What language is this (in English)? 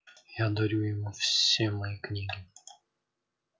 Russian